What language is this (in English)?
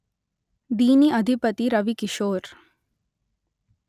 Telugu